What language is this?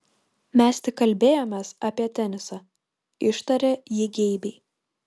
Lithuanian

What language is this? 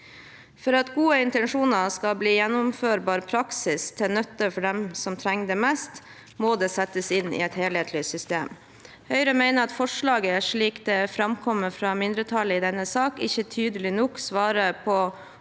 Norwegian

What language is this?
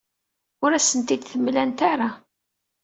Kabyle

